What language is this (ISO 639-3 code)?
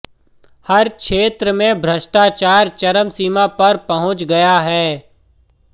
hin